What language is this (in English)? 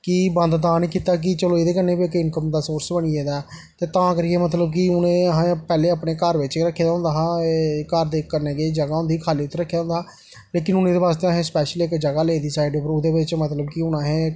Dogri